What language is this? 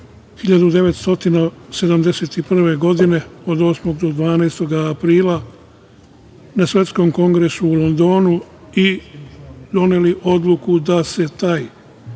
Serbian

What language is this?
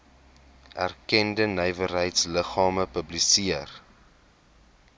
Afrikaans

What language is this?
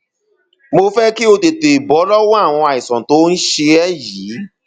Yoruba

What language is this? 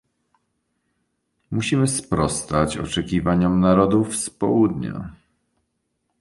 Polish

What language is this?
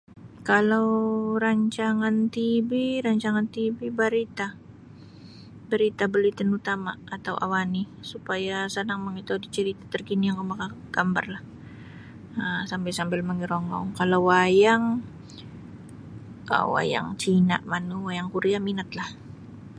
Sabah Bisaya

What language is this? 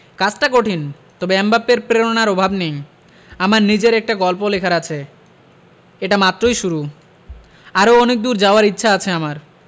Bangla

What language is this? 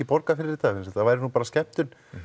Icelandic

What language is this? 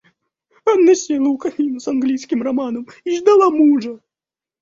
Russian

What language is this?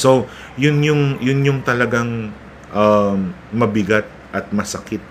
Filipino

